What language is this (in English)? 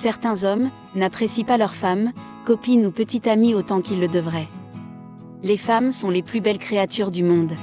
French